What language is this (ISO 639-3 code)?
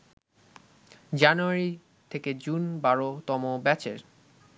ben